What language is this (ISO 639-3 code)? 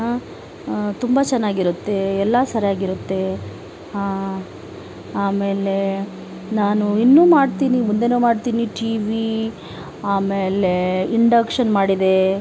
kan